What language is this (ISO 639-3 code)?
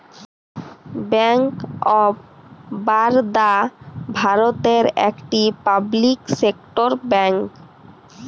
ben